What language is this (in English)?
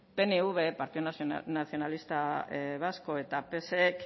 Basque